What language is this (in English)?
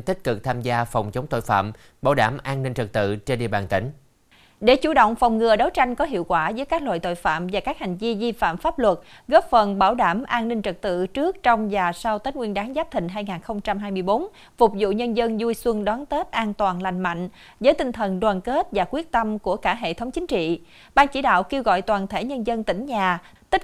Vietnamese